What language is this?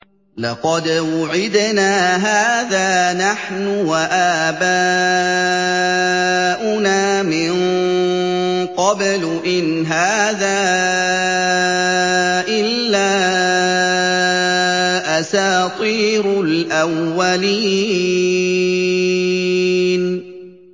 Arabic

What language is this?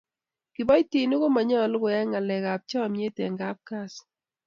Kalenjin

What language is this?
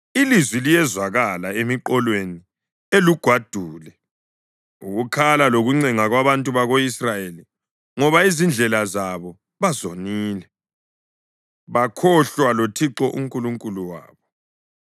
North Ndebele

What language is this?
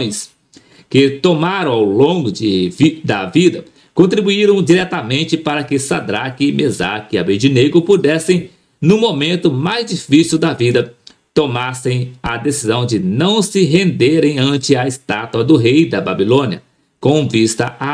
Portuguese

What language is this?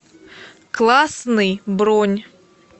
Russian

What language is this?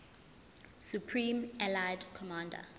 Zulu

